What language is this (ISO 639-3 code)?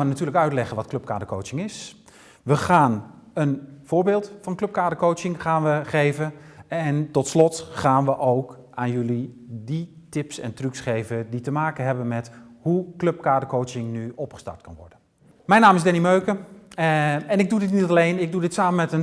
nld